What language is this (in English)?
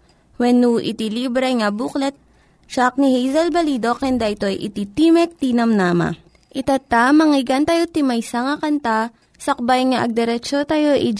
Filipino